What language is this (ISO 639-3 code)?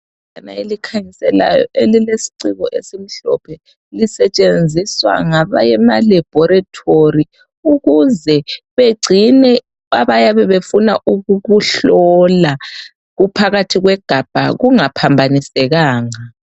nde